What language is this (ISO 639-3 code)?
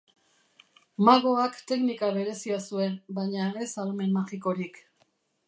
eus